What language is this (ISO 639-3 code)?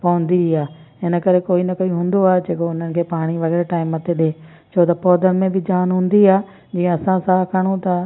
snd